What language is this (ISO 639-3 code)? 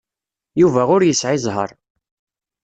kab